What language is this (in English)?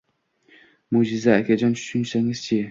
Uzbek